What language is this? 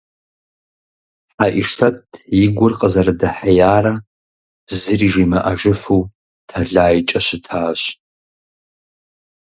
Kabardian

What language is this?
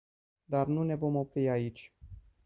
Romanian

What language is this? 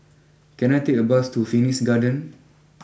English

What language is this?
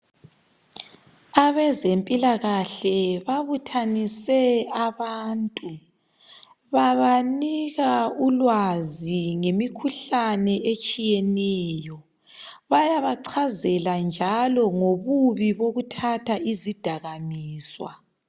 North Ndebele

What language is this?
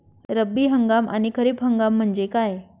Marathi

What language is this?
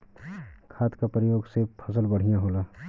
Bhojpuri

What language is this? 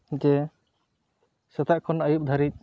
Santali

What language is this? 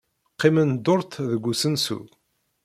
Kabyle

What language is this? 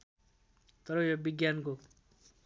Nepali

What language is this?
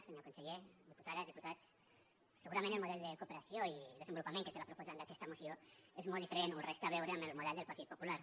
Catalan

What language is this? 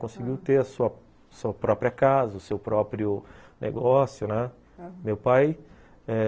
Portuguese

